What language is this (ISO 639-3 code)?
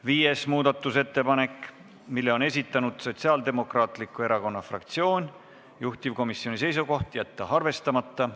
est